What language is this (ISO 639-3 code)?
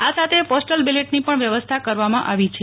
guj